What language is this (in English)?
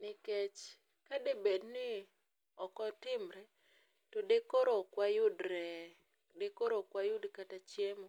Luo (Kenya and Tanzania)